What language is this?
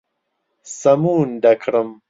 Central Kurdish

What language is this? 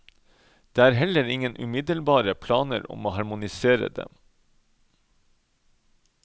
Norwegian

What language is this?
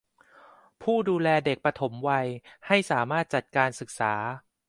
Thai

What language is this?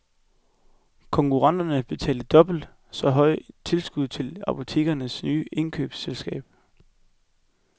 Danish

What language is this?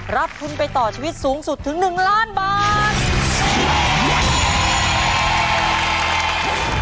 Thai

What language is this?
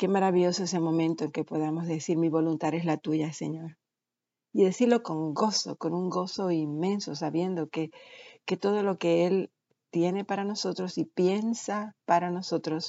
Spanish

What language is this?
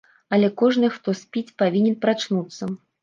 Belarusian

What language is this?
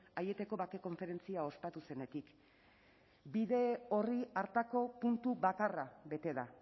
Basque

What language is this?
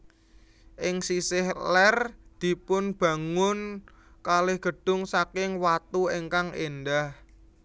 Javanese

